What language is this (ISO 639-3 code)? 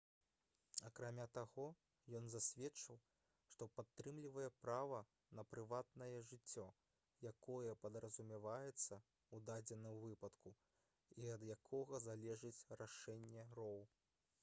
bel